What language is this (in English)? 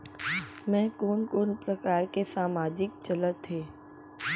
Chhattisgarhi